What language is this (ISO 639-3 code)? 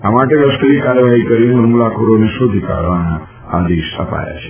guj